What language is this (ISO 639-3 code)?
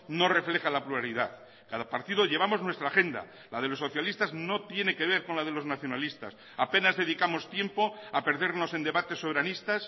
spa